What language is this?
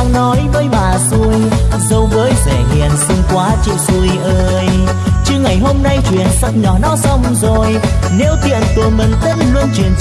Vietnamese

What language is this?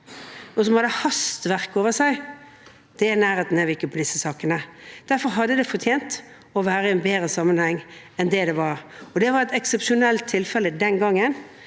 Norwegian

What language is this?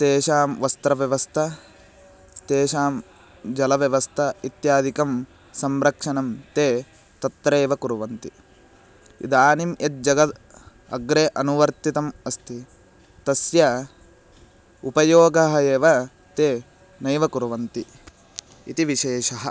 Sanskrit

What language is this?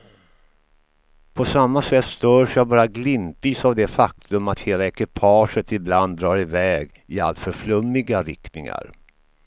Swedish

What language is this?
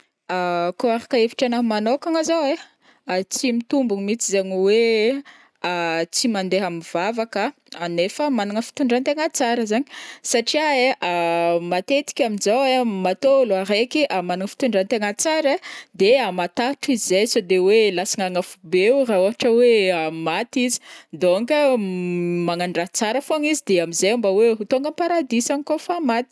Northern Betsimisaraka Malagasy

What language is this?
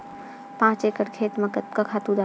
Chhattisgarhi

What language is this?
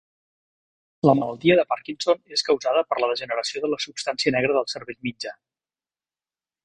Catalan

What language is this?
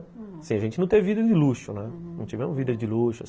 Portuguese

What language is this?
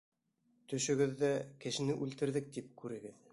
Bashkir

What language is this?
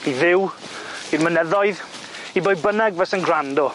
Welsh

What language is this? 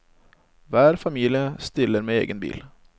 Norwegian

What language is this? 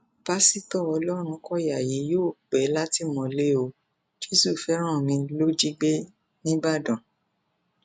Yoruba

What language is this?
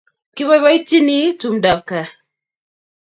Kalenjin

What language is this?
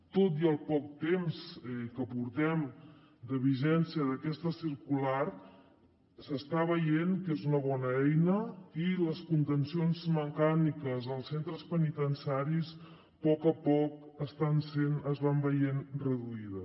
Catalan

